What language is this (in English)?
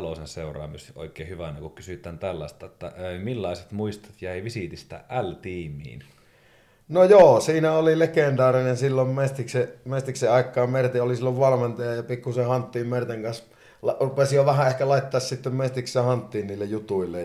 Finnish